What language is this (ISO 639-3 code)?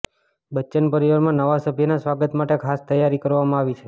guj